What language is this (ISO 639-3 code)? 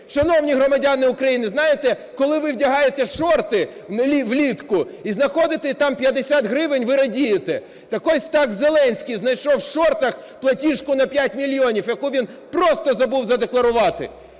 ukr